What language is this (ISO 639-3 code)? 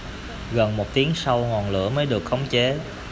vie